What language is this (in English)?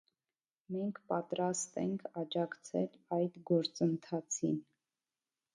Armenian